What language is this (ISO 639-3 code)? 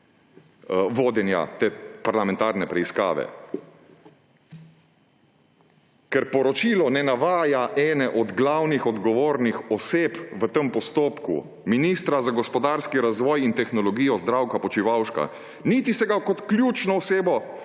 slv